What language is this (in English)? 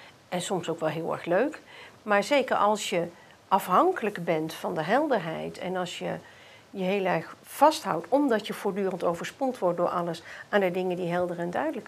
Dutch